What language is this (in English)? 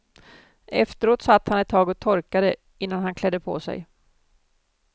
Swedish